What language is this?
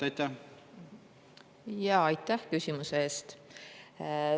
Estonian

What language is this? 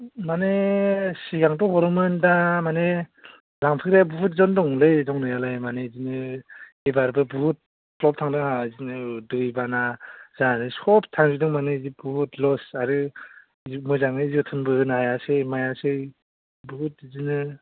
Bodo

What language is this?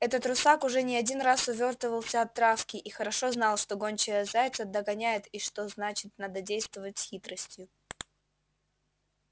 Russian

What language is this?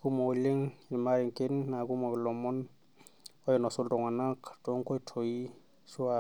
Masai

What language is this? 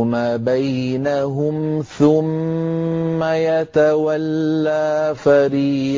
Arabic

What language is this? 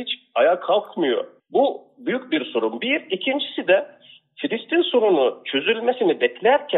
Turkish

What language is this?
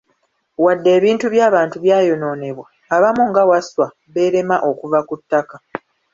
Ganda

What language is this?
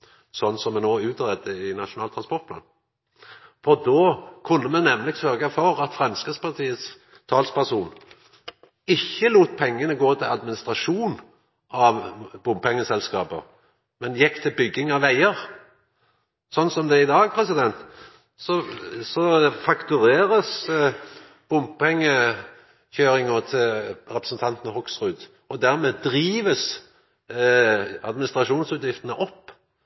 Norwegian Nynorsk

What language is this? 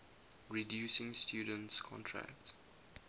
English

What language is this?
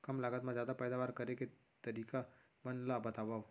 Chhattisgarhi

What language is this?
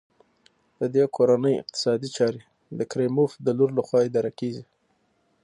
Pashto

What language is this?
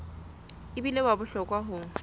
Southern Sotho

